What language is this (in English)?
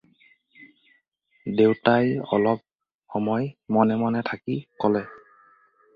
Assamese